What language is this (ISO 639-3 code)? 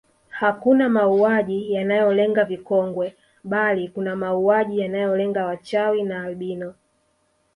swa